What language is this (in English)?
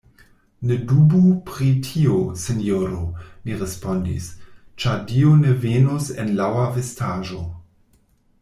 Esperanto